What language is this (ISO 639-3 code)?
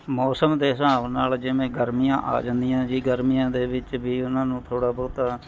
pan